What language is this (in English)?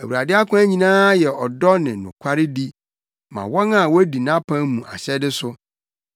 Akan